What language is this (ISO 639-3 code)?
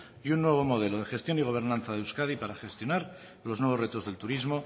spa